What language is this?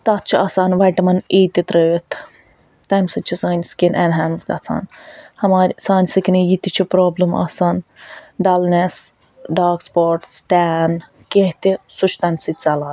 Kashmiri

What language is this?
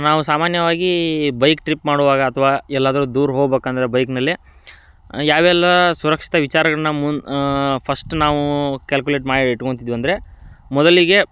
Kannada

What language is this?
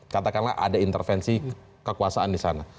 Indonesian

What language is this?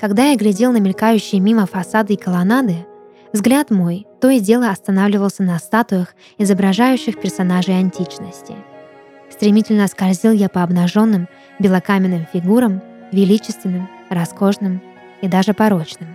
Russian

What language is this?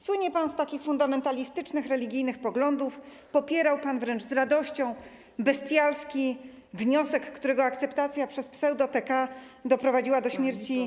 Polish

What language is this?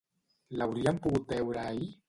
Catalan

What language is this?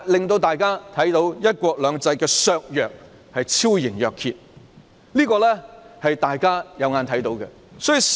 Cantonese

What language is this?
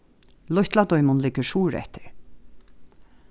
Faroese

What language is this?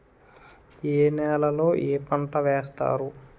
Telugu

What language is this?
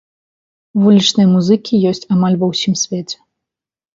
Belarusian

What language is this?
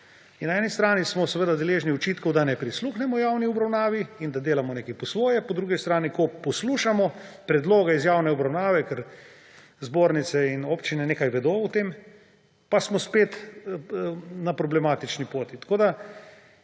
Slovenian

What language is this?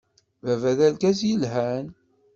Kabyle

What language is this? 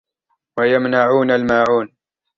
Arabic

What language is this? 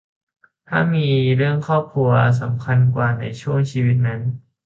Thai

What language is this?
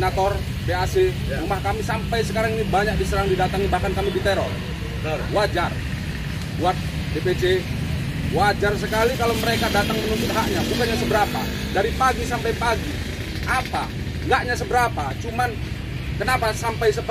Indonesian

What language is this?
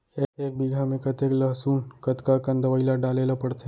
Chhattisgarhi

